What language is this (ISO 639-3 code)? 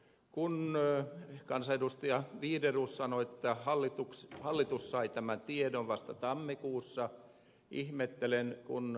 fin